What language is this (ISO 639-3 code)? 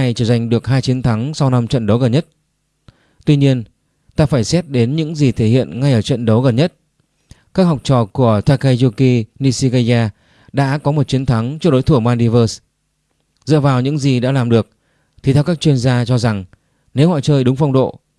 vie